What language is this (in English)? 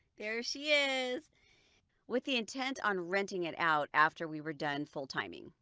English